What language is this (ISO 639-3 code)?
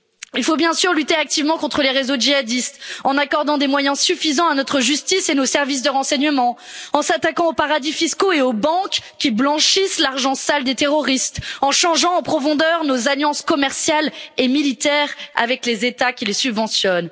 fra